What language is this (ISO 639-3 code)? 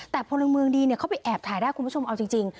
tha